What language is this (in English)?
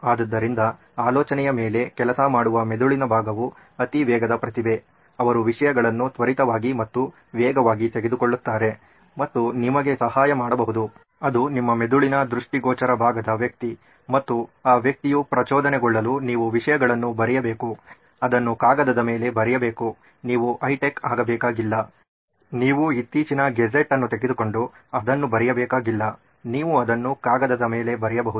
Kannada